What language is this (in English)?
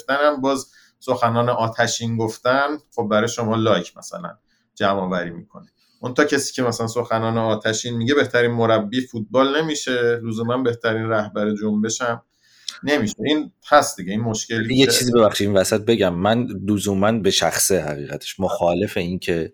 Persian